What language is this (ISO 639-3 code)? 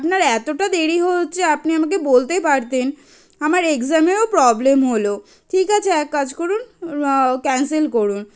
ben